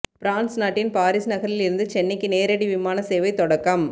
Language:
Tamil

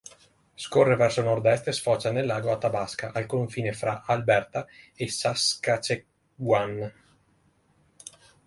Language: Italian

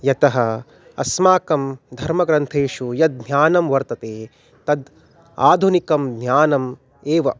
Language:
Sanskrit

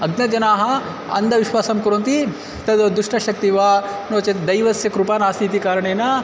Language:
Sanskrit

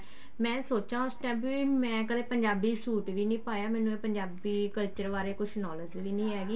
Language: Punjabi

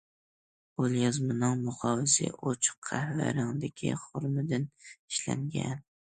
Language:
Uyghur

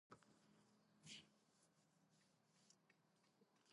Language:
Georgian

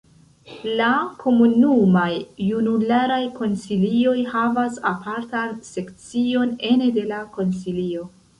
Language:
Esperanto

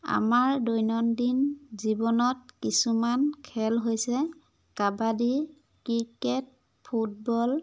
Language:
Assamese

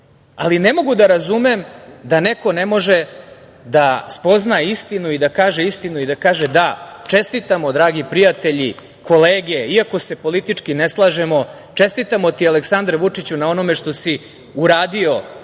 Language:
Serbian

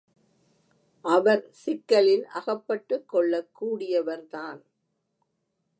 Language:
Tamil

